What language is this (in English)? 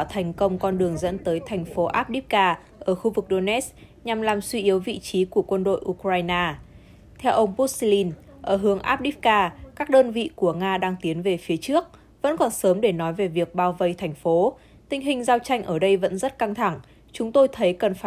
Vietnamese